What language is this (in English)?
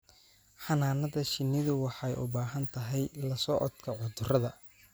Somali